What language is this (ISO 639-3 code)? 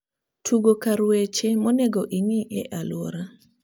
luo